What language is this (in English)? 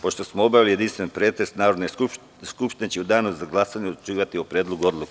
Serbian